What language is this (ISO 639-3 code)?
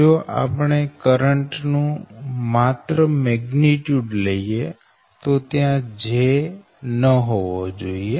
guj